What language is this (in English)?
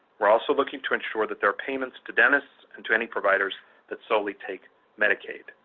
English